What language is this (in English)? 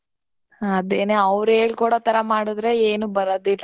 Kannada